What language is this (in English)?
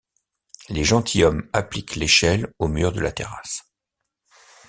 French